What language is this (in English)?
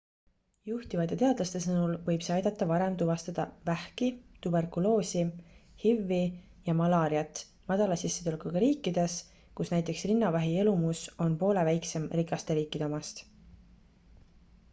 Estonian